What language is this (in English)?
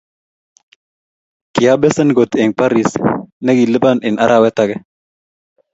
Kalenjin